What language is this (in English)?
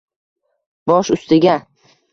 Uzbek